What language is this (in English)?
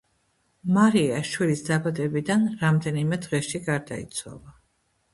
Georgian